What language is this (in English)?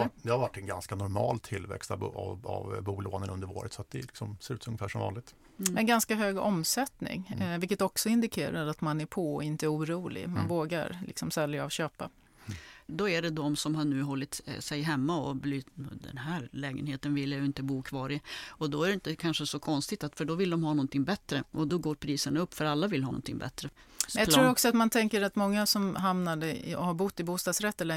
Swedish